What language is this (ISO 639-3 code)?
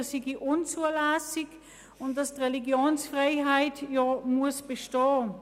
gsw